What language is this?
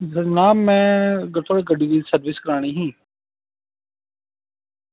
Dogri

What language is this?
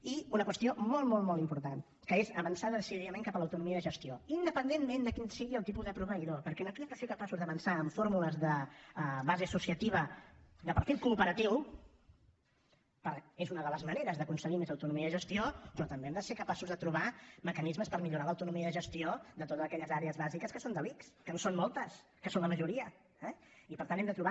Catalan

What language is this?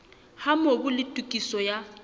Southern Sotho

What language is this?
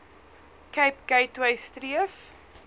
Afrikaans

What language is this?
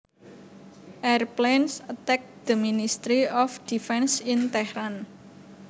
Javanese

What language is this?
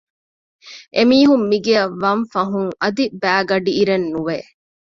Divehi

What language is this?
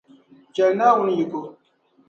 Dagbani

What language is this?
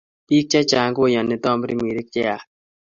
Kalenjin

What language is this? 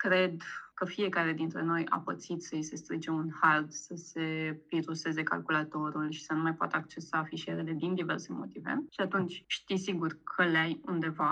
Romanian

